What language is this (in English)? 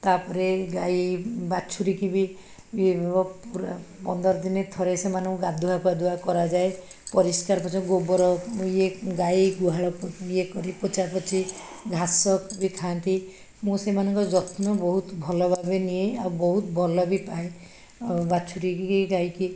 Odia